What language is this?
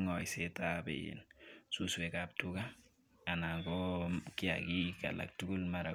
Kalenjin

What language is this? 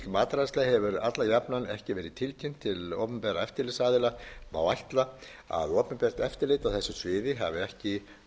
Icelandic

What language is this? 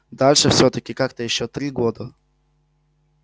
Russian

